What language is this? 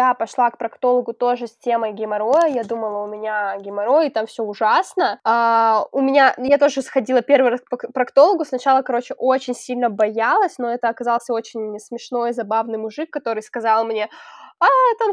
Russian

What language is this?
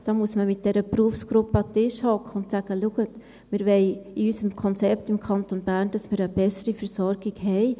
Swiss German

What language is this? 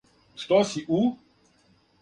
Serbian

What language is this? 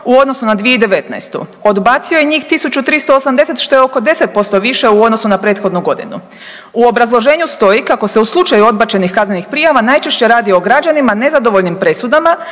Croatian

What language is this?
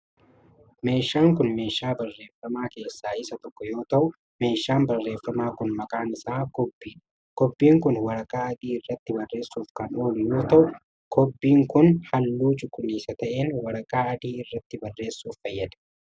Oromo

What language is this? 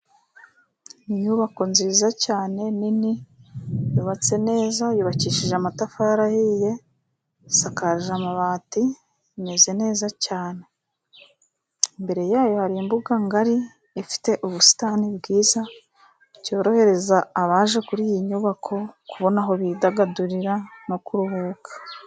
Kinyarwanda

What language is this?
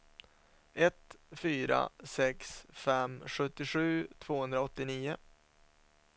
Swedish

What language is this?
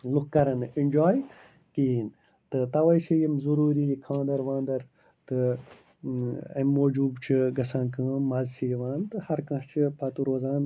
Kashmiri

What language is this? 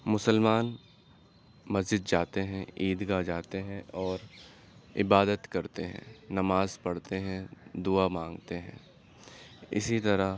Urdu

